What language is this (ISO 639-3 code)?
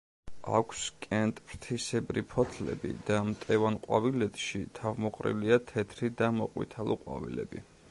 kat